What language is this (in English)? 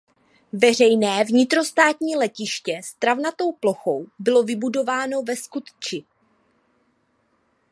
Czech